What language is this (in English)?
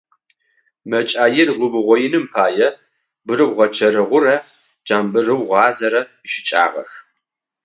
Adyghe